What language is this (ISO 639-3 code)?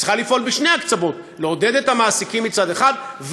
heb